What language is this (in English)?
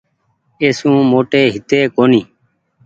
Goaria